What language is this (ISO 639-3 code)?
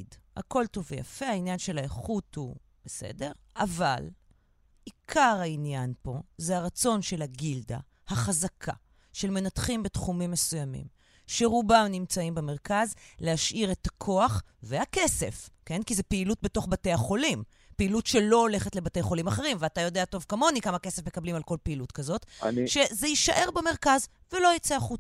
heb